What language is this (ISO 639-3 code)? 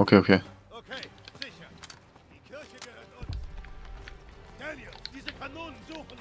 deu